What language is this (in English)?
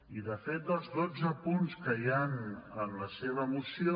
Catalan